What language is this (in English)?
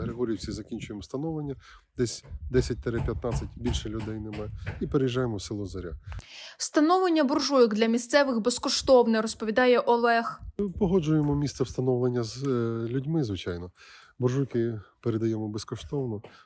Ukrainian